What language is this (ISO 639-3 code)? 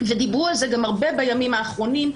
heb